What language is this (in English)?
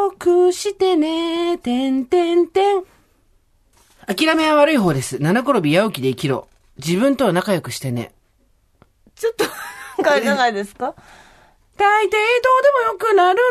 Japanese